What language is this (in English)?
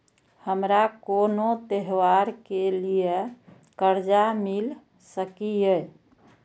Maithili